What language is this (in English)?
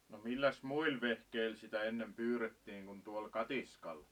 Finnish